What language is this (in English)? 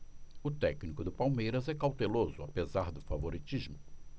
Portuguese